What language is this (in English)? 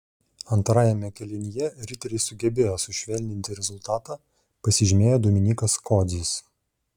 Lithuanian